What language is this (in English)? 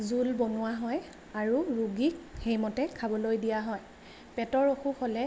Assamese